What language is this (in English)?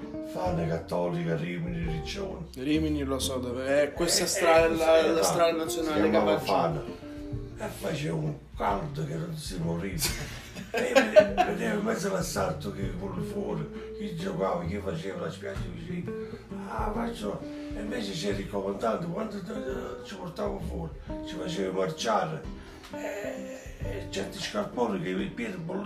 Italian